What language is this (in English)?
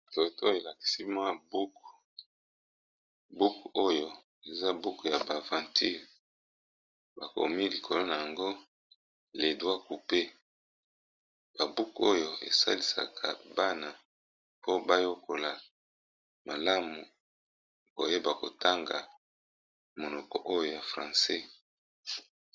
Lingala